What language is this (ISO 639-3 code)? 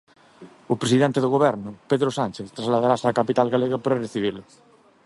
glg